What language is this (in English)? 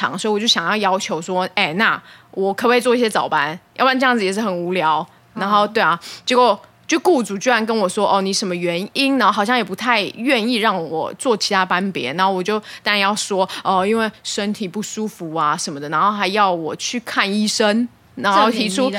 Chinese